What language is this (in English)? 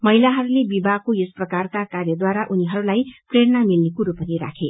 Nepali